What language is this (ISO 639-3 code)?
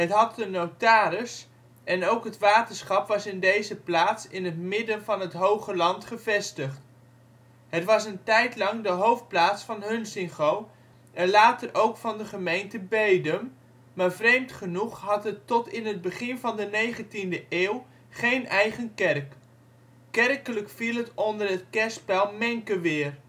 nld